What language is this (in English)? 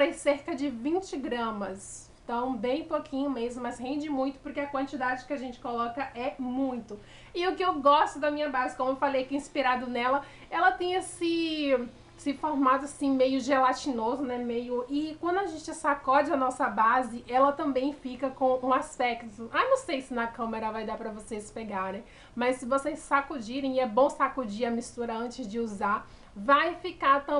Portuguese